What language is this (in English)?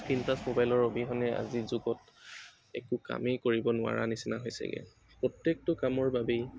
Assamese